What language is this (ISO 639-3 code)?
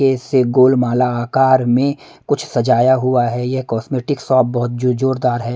hin